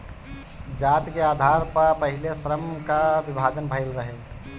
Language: Bhojpuri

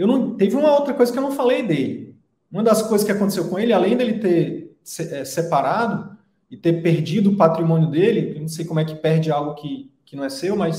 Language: Portuguese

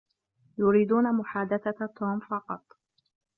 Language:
Arabic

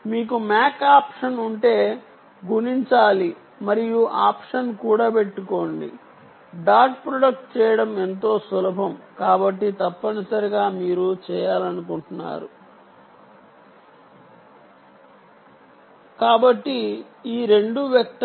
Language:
Telugu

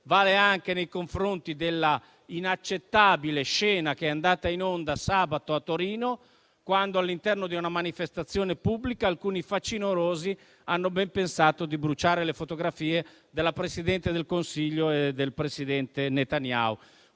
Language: Italian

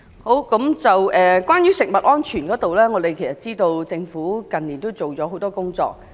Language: Cantonese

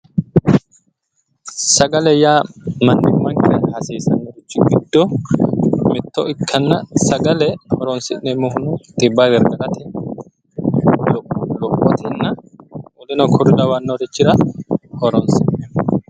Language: Sidamo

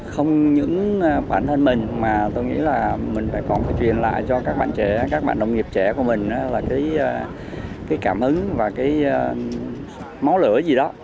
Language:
Vietnamese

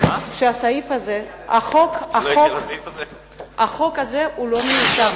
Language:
Hebrew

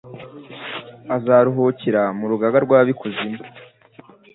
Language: Kinyarwanda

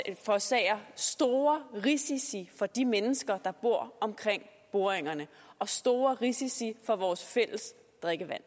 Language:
Danish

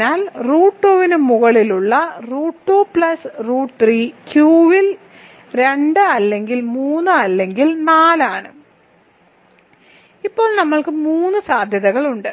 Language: Malayalam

